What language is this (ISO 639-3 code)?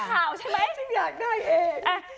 tha